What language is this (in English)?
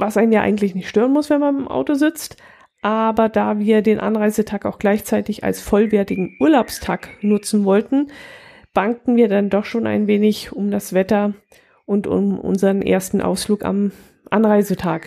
German